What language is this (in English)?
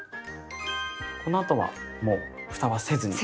Japanese